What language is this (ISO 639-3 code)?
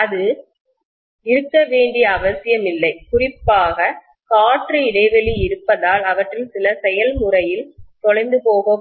tam